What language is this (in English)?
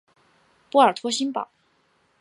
Chinese